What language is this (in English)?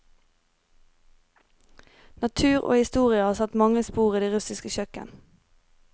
Norwegian